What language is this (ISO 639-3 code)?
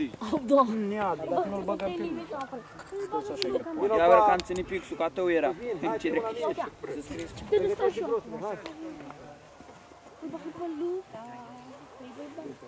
ron